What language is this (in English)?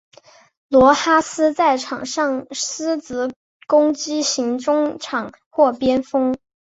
Chinese